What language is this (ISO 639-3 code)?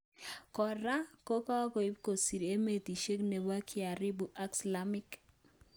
kln